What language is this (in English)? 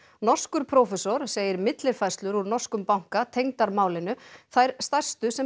Icelandic